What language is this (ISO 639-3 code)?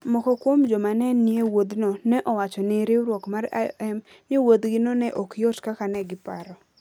luo